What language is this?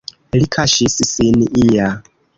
Esperanto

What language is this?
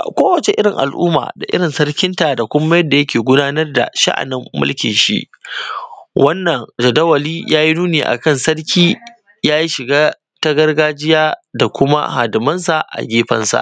Hausa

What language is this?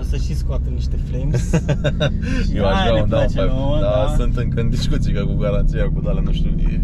Romanian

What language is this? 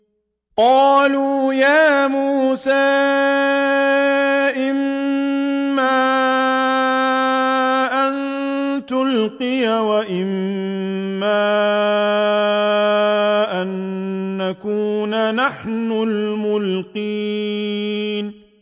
Arabic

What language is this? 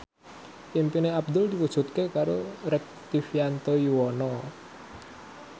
Javanese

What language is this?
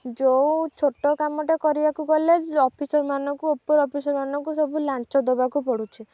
Odia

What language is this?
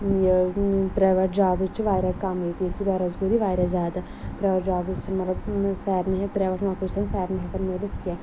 Kashmiri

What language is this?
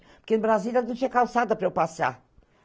Portuguese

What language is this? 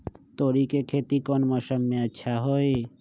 Magahi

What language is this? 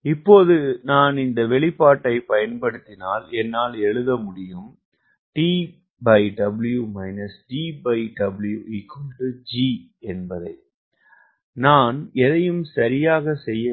Tamil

